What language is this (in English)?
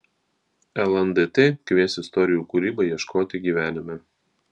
Lithuanian